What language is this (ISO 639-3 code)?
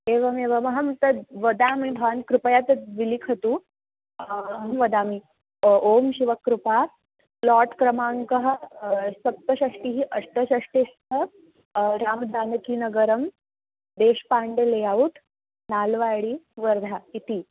san